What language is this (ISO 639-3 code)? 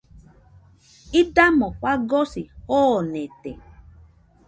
hux